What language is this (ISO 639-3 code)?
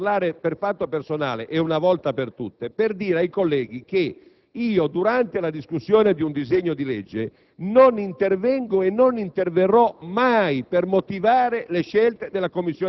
ita